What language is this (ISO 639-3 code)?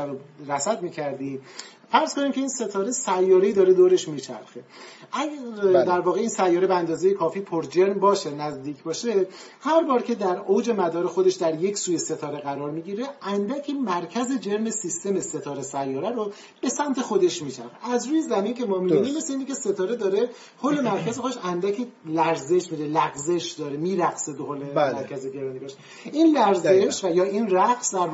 fas